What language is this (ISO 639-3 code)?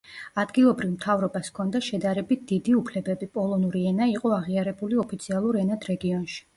kat